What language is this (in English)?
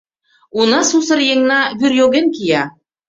Mari